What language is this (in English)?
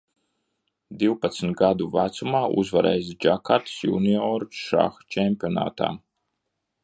Latvian